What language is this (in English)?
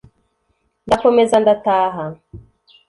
Kinyarwanda